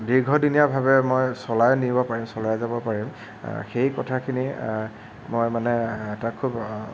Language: Assamese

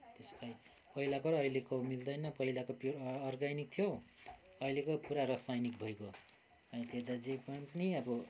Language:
Nepali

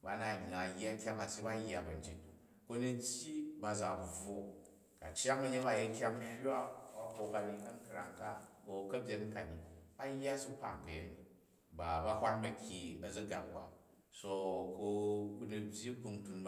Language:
Jju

